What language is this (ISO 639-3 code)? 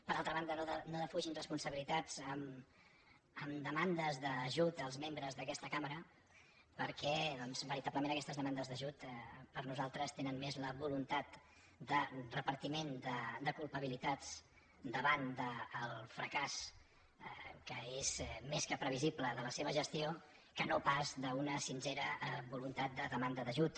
cat